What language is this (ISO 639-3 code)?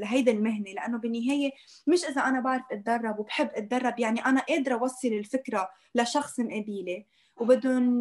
ara